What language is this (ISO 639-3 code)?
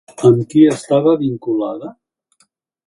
cat